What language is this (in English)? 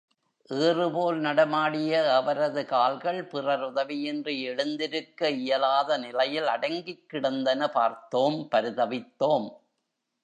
Tamil